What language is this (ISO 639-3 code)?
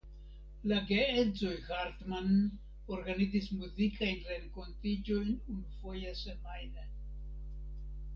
epo